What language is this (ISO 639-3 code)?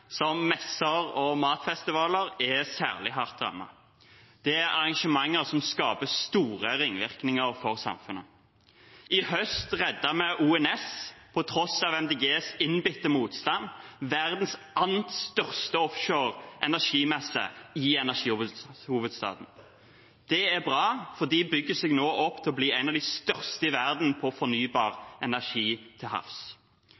nob